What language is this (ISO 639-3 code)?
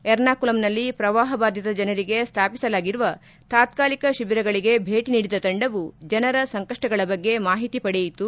kan